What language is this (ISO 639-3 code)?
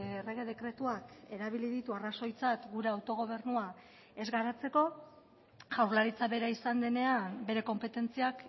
eus